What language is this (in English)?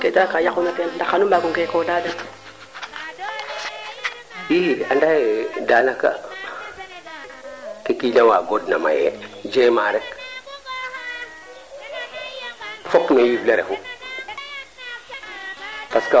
Serer